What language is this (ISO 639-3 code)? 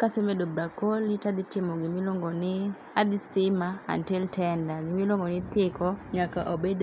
luo